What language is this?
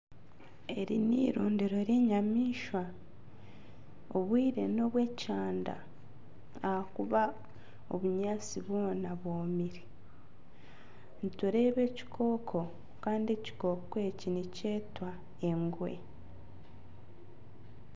Nyankole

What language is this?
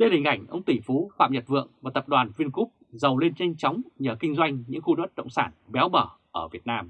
Vietnamese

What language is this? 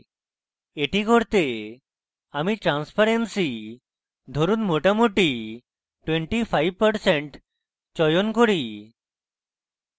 Bangla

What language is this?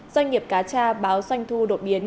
Vietnamese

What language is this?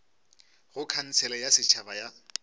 Northern Sotho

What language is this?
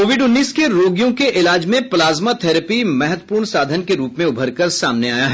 Hindi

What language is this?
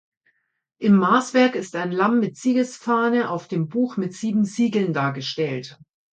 German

